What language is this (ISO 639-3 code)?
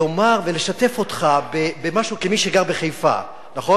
heb